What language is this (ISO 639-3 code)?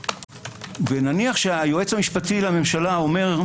heb